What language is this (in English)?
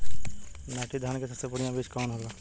Bhojpuri